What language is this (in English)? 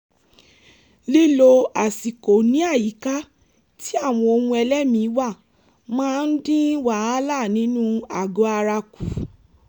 Yoruba